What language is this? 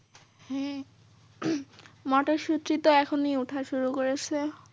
Bangla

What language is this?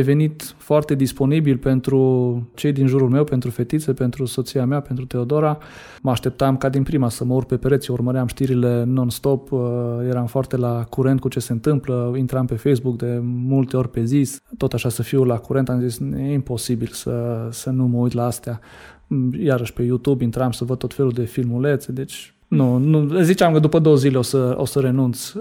Romanian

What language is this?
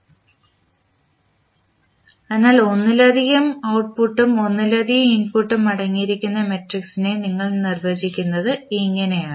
Malayalam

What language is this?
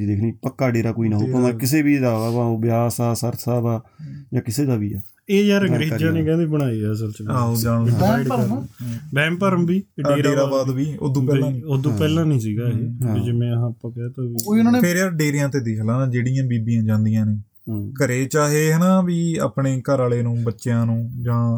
Punjabi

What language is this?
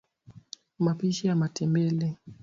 Swahili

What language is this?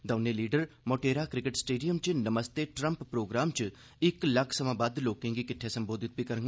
Dogri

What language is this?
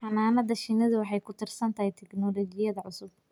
Somali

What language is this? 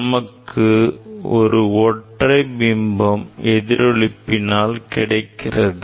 Tamil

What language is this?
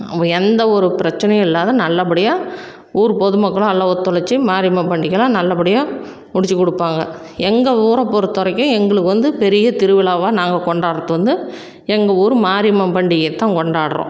Tamil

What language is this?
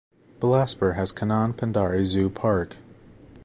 English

